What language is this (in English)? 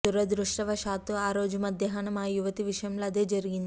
Telugu